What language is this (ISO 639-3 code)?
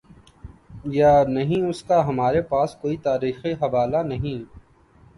urd